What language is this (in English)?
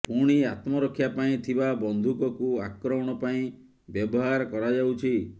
Odia